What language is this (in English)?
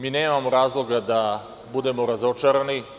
Serbian